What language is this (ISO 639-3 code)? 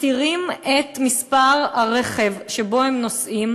heb